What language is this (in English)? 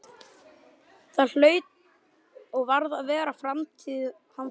Icelandic